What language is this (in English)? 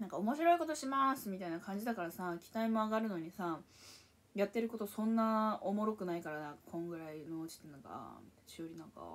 Japanese